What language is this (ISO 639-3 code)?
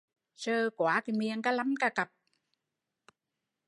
vie